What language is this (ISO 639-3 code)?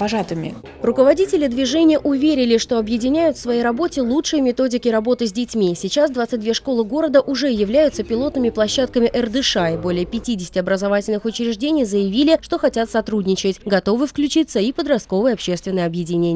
rus